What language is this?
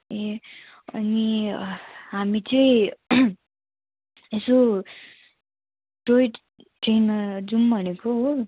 Nepali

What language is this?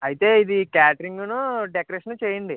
Telugu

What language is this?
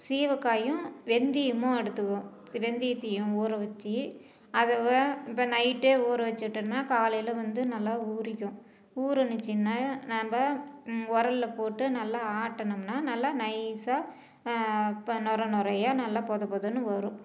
Tamil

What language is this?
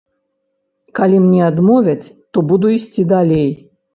Belarusian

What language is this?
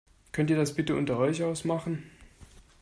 German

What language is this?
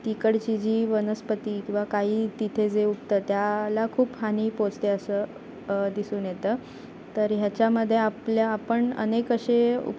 Marathi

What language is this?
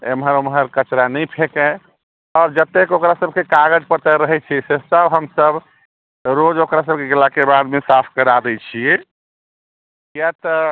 Maithili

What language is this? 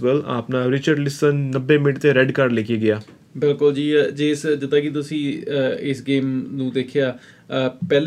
Punjabi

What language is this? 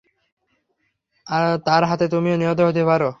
Bangla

